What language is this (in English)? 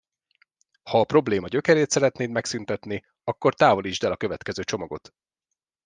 Hungarian